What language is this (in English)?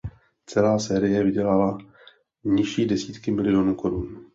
Czech